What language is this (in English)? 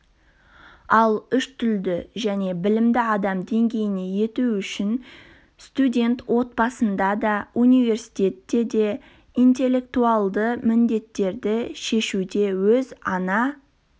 Kazakh